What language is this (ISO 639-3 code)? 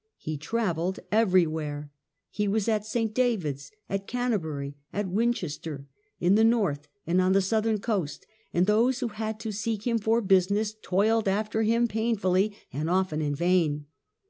eng